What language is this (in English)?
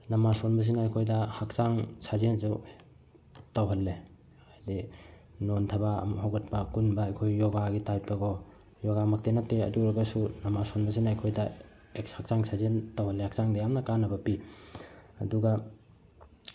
Manipuri